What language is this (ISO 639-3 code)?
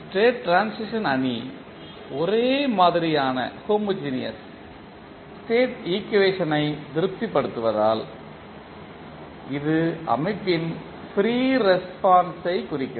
tam